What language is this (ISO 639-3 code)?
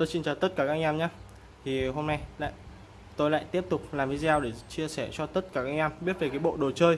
vie